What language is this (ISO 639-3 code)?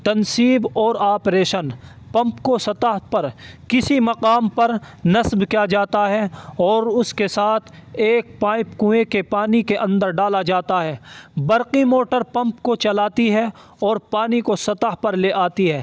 urd